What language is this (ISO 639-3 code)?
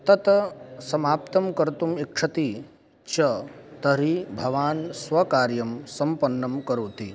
san